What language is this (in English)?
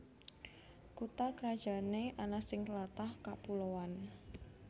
Javanese